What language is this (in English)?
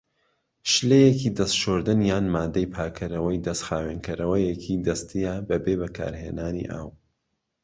Central Kurdish